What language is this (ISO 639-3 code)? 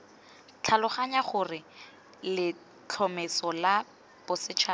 tsn